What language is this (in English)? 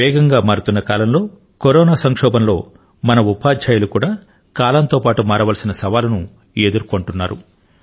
Telugu